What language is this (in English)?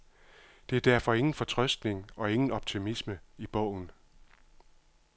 Danish